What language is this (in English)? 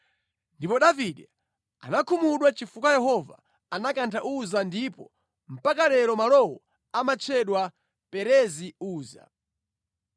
Nyanja